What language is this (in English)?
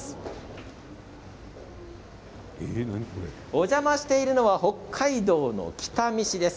Japanese